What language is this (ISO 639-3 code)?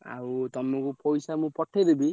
ori